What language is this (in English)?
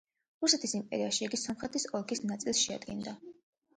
Georgian